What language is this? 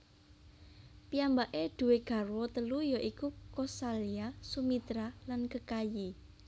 Javanese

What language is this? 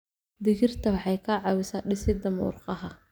Somali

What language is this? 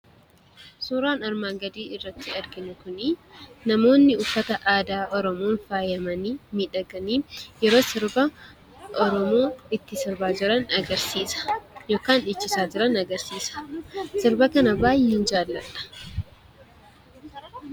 Oromo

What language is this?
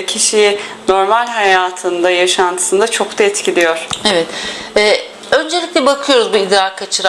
Turkish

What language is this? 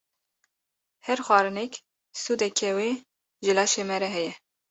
Kurdish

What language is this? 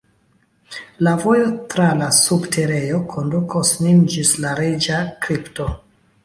Esperanto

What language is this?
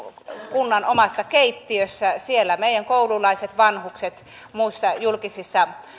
Finnish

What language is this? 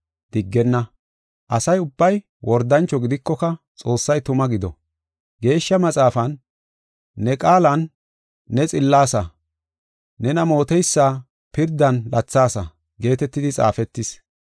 Gofa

